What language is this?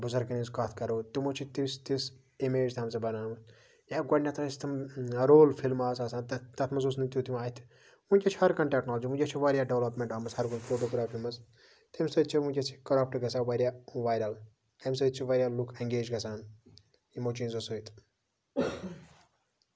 Kashmiri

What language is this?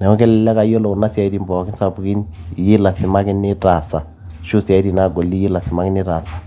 Masai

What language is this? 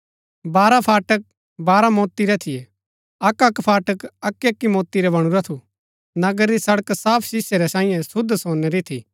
Gaddi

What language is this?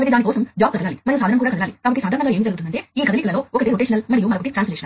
Telugu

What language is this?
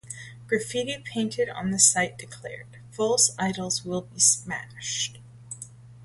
English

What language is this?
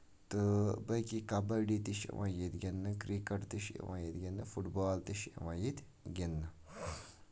Kashmiri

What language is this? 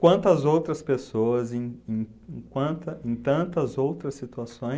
Portuguese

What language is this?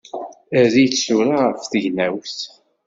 Kabyle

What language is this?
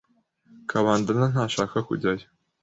Kinyarwanda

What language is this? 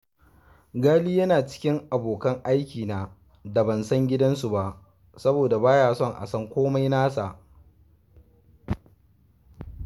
Hausa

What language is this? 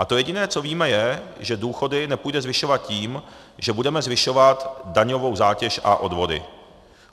Czech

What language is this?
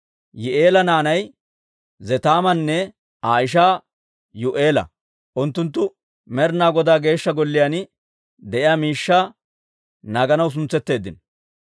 Dawro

